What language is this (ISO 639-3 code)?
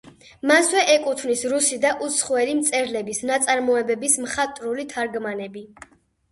kat